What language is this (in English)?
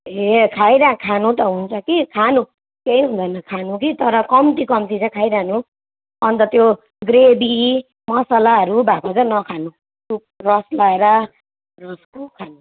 Nepali